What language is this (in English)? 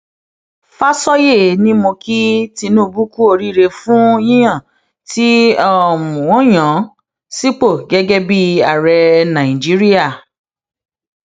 Yoruba